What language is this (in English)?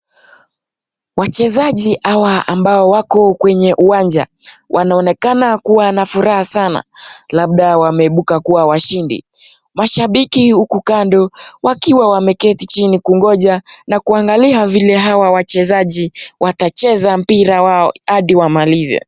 Swahili